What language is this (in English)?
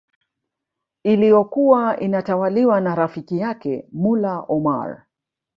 Swahili